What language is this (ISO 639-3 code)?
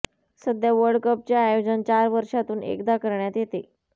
mar